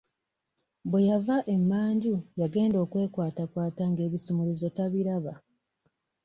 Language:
Ganda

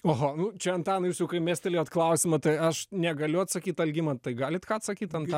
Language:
Lithuanian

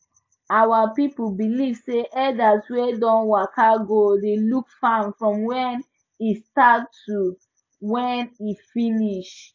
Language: Nigerian Pidgin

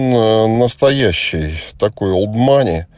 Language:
Russian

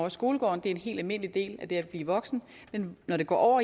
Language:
Danish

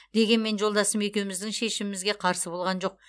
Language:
Kazakh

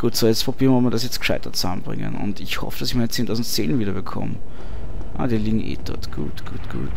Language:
German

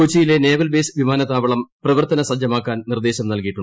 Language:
Malayalam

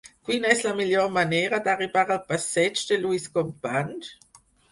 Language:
Catalan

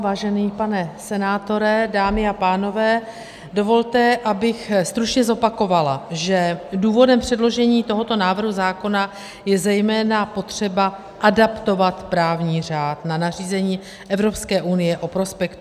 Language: Czech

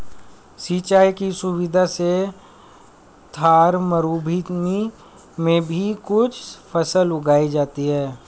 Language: Hindi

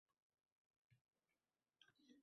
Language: Uzbek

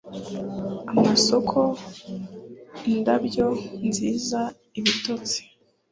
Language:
Kinyarwanda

